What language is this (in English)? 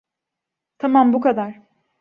Turkish